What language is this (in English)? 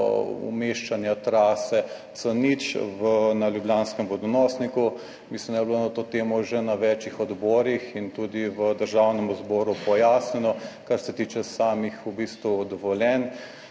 Slovenian